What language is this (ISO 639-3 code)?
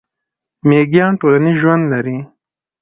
pus